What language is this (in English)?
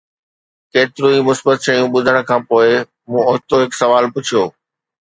Sindhi